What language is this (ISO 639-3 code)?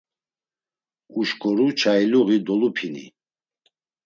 lzz